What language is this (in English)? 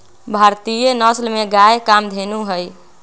Magahi